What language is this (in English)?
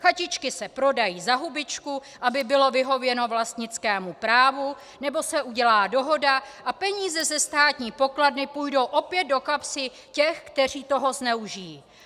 Czech